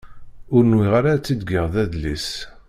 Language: Kabyle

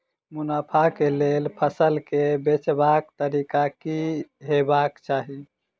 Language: Maithili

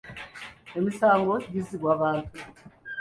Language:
Ganda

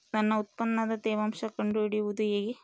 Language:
Kannada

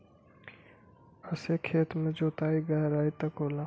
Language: Bhojpuri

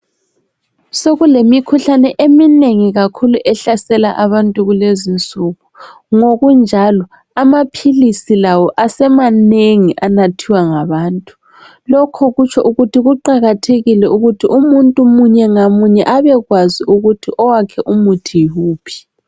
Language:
North Ndebele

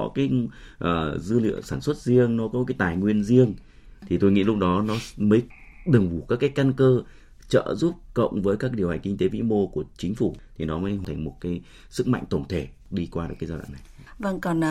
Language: Vietnamese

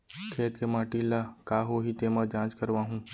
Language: Chhattisgarhi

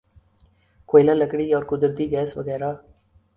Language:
Urdu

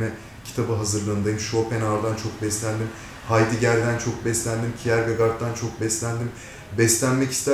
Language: Turkish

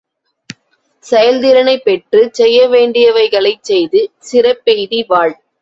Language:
Tamil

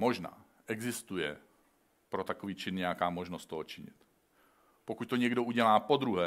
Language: Czech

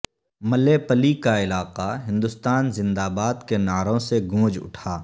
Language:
Urdu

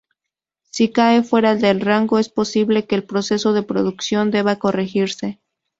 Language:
Spanish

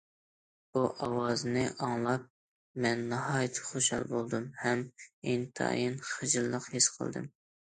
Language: Uyghur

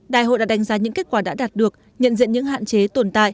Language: Vietnamese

